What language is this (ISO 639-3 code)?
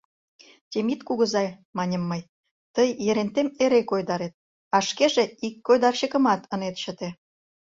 chm